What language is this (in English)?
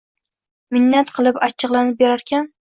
Uzbek